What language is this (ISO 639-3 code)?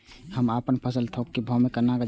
mai